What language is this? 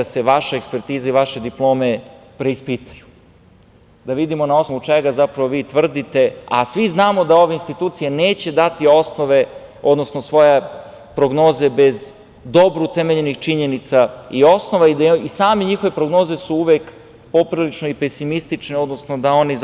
Serbian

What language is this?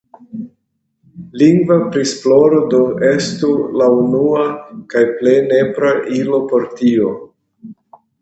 Esperanto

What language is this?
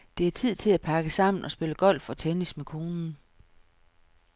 Danish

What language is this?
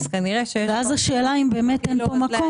Hebrew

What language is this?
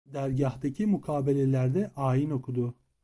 Turkish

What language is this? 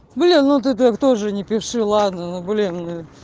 Russian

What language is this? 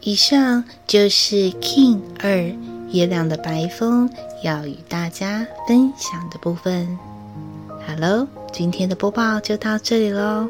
Chinese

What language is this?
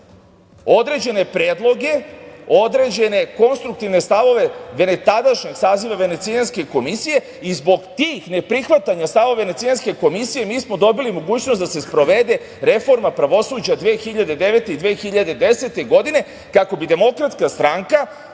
Serbian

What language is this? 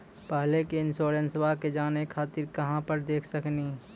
Maithili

